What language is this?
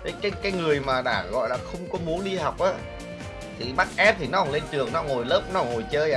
Vietnamese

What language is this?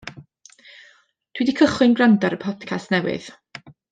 Welsh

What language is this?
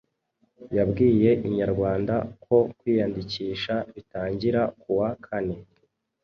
Kinyarwanda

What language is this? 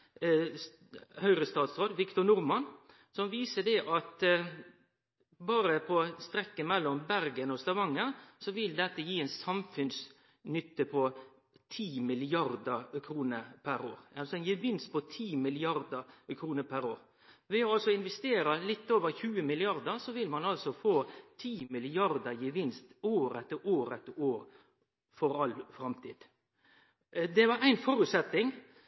Norwegian Nynorsk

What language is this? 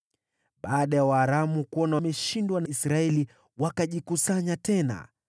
Swahili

